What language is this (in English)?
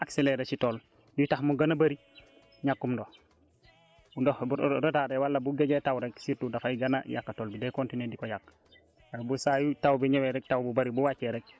Wolof